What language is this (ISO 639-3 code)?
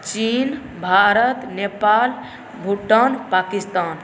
mai